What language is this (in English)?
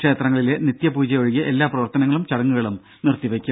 Malayalam